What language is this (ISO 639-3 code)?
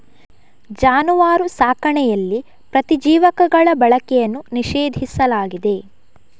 kan